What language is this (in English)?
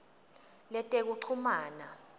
Swati